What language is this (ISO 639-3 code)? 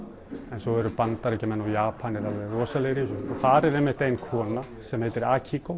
isl